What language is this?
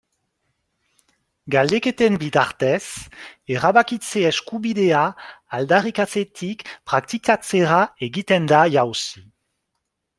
Basque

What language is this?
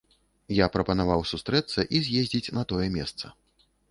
Belarusian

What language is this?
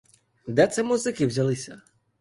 Ukrainian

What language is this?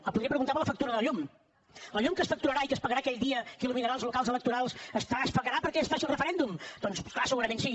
Catalan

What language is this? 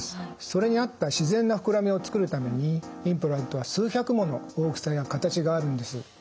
Japanese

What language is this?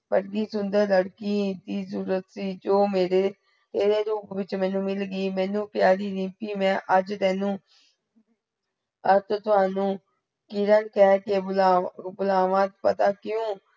Punjabi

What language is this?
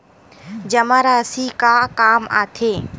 Chhattisgarhi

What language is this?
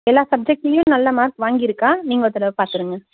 Tamil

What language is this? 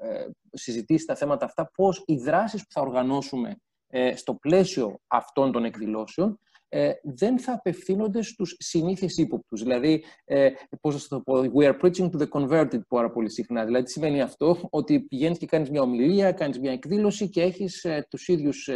Greek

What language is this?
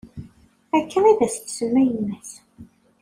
Kabyle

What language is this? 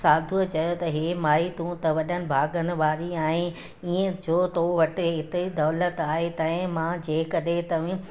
Sindhi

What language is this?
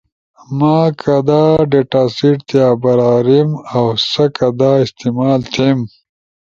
Ushojo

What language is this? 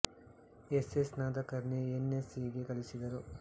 Kannada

